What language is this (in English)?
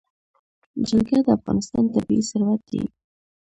Pashto